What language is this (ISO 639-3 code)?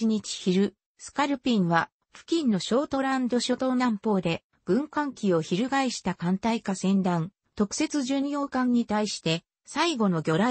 jpn